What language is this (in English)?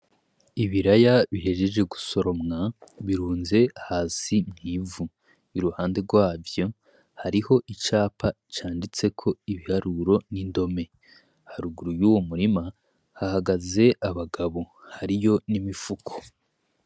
Rundi